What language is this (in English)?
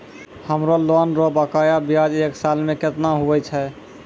Maithili